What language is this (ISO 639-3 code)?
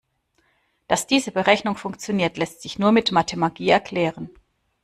deu